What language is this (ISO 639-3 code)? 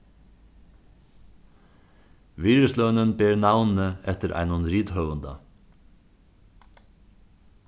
fao